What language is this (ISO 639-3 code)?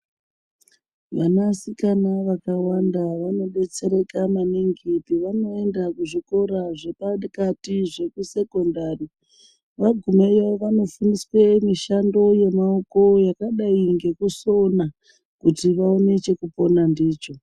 ndc